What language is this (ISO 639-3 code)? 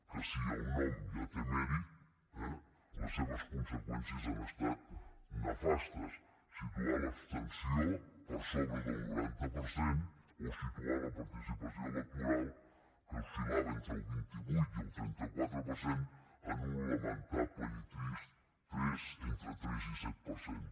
cat